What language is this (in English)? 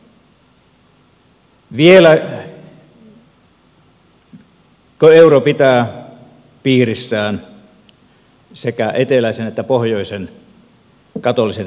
Finnish